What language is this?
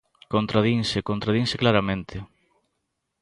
Galician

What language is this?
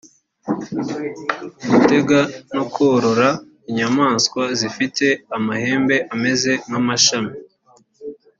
Kinyarwanda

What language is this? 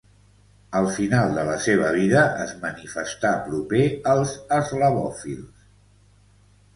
Catalan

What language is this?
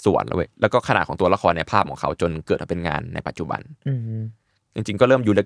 Thai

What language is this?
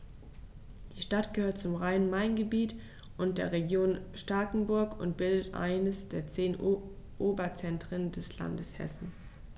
German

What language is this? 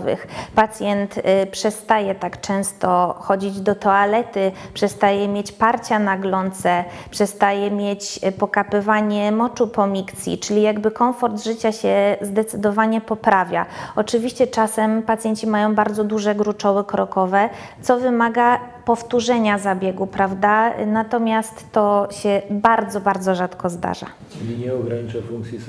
Polish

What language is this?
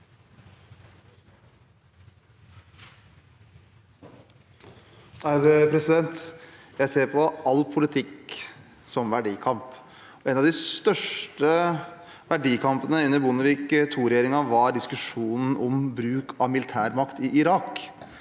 Norwegian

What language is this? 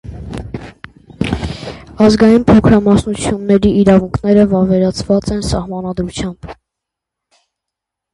Armenian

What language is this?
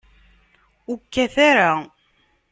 Kabyle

